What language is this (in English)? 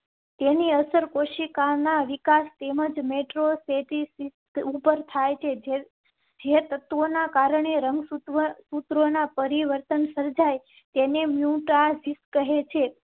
Gujarati